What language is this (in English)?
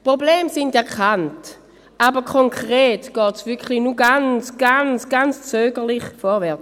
Swiss German